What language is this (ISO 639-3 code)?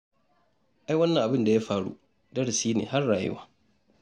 hau